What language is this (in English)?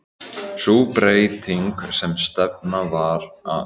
Icelandic